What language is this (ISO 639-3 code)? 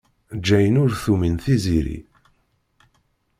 kab